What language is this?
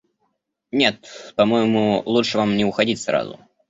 Russian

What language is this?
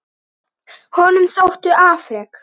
Icelandic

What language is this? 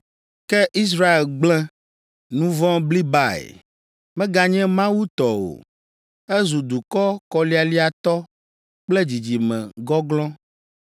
Ewe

